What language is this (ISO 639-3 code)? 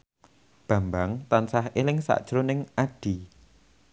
jav